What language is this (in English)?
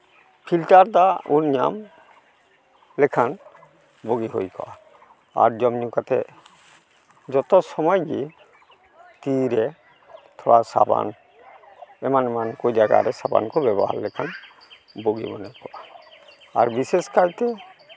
Santali